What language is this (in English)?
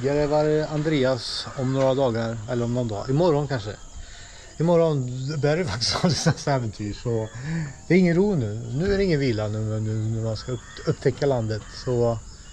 Swedish